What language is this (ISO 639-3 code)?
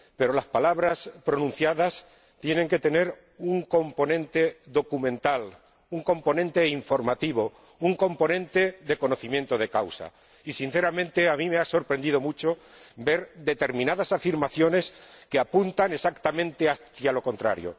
spa